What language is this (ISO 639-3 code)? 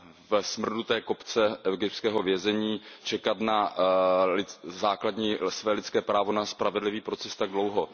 ces